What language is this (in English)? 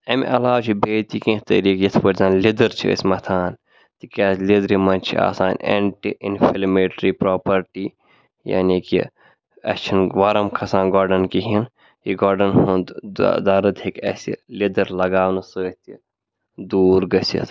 Kashmiri